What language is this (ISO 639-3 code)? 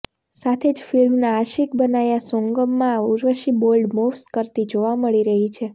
guj